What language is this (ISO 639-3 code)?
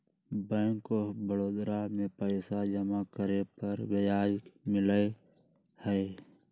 mag